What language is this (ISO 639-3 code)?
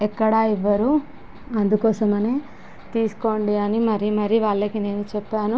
tel